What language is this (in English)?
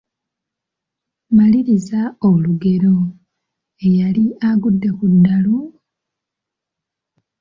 Ganda